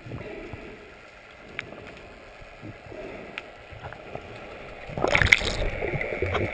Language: English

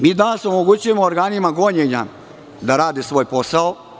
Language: Serbian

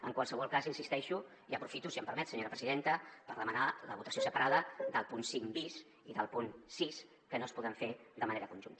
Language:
Catalan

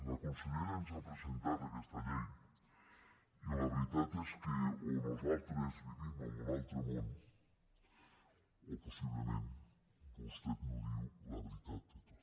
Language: Catalan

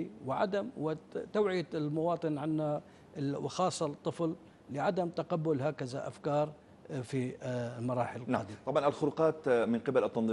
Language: Arabic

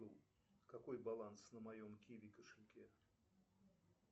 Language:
Russian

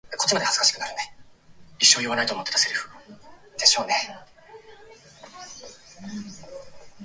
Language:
Japanese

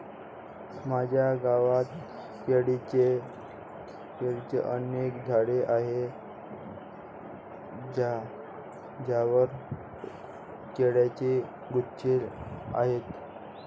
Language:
Marathi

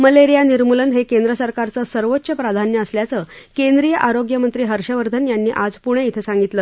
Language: Marathi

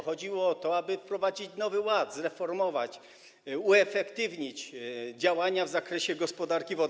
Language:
Polish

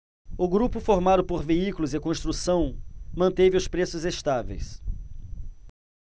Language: Portuguese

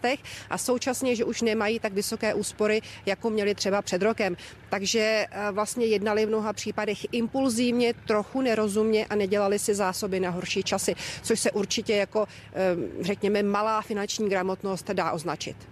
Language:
Czech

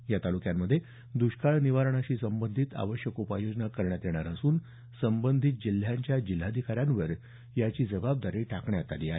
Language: Marathi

